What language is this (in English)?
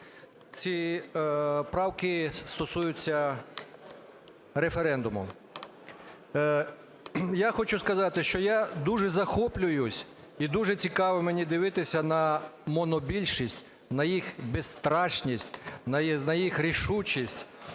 Ukrainian